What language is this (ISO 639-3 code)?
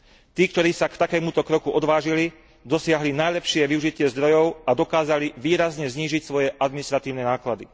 slk